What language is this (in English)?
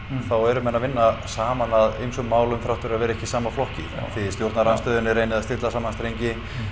Icelandic